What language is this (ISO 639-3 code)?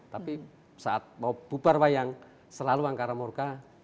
ind